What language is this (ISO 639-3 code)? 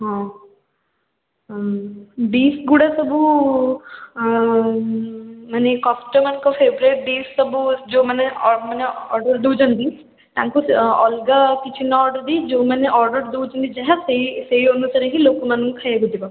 ori